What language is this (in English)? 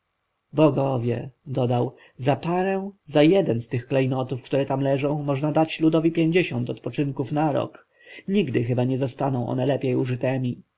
Polish